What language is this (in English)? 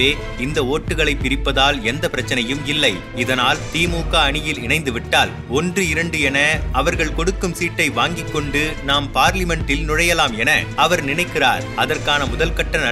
Tamil